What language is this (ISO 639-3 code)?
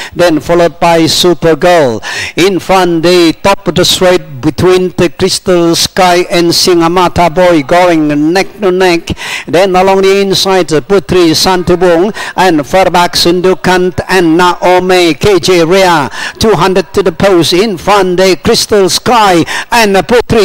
eng